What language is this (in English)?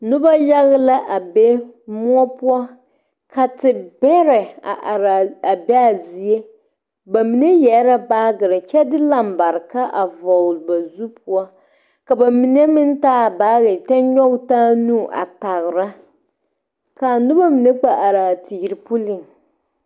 Southern Dagaare